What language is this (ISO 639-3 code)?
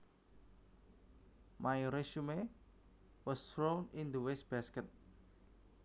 jav